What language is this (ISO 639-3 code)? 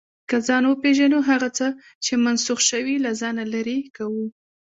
pus